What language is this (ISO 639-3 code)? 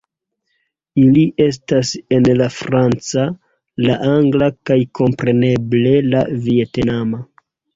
epo